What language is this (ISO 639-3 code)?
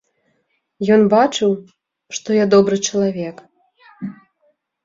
bel